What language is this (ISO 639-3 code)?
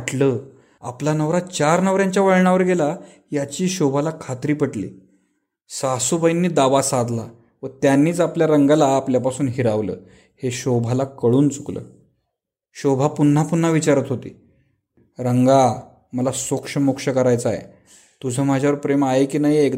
mar